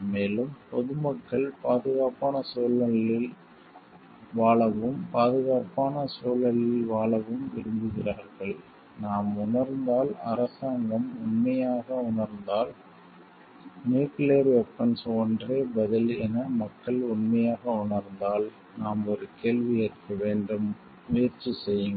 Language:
Tamil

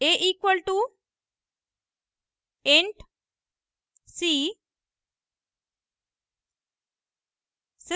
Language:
Hindi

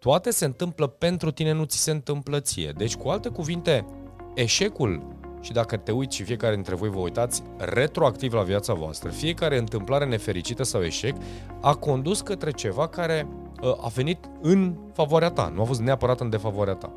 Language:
Romanian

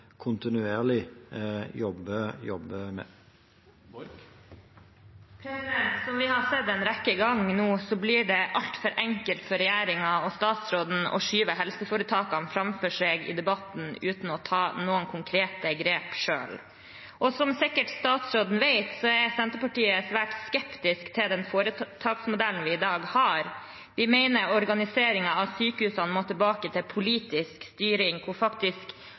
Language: Norwegian Bokmål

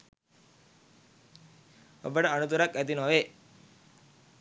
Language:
Sinhala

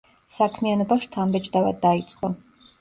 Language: Georgian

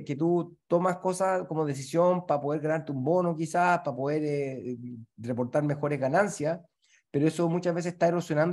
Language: Spanish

